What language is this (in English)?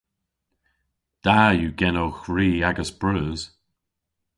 Cornish